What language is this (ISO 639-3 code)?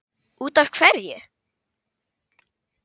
isl